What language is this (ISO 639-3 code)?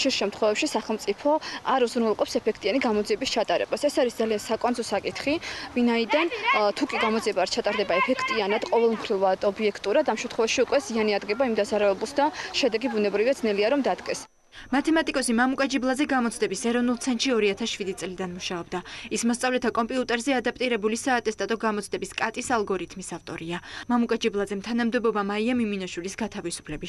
ron